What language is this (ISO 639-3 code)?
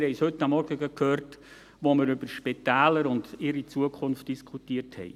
gsw